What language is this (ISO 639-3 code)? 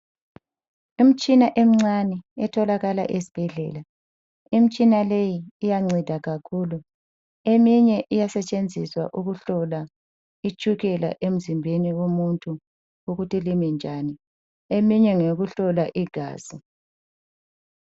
nde